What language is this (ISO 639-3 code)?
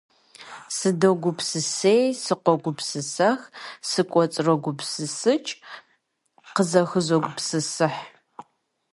kbd